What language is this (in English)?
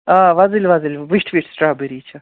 Kashmiri